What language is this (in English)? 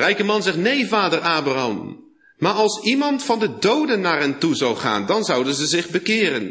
Dutch